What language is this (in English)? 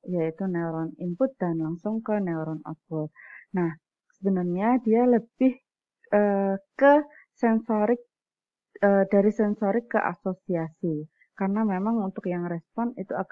Indonesian